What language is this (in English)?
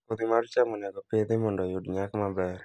Luo (Kenya and Tanzania)